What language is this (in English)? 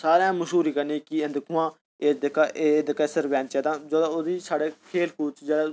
Dogri